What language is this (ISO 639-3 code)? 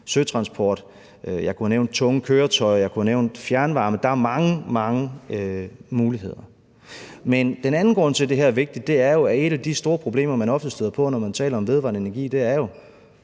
dan